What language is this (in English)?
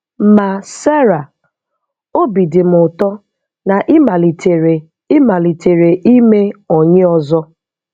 Igbo